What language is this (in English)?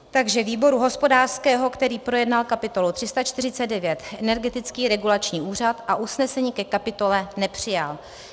Czech